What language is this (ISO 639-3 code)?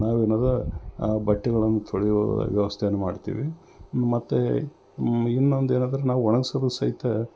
kan